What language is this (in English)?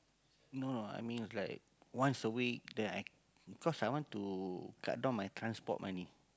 English